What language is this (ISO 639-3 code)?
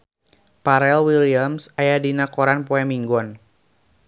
sun